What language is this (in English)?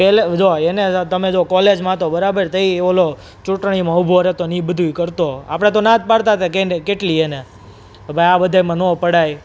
Gujarati